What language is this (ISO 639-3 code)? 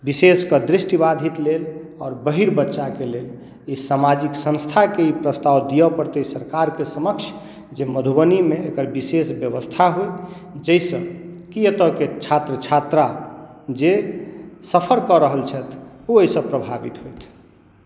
mai